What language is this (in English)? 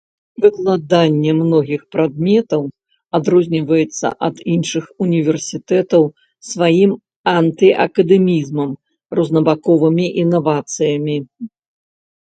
Belarusian